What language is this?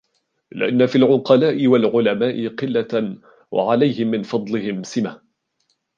Arabic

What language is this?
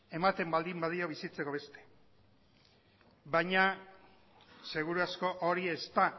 Basque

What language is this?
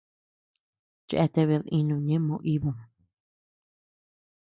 Tepeuxila Cuicatec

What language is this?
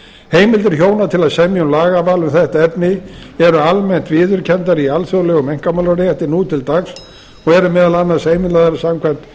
Icelandic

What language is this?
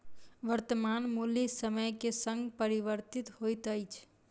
Maithili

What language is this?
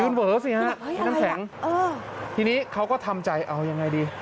Thai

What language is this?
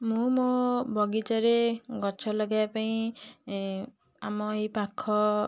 Odia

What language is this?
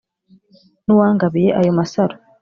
Kinyarwanda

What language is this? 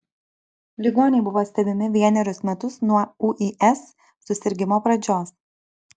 Lithuanian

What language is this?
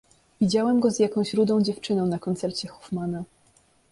Polish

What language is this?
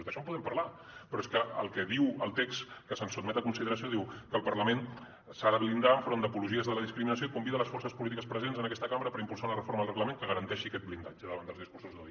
Catalan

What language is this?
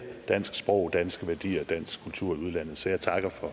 Danish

